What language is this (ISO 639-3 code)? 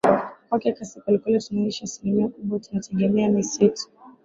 swa